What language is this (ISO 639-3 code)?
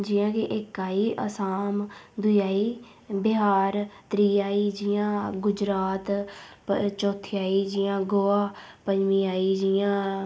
doi